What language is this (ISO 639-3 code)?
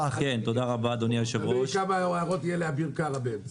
heb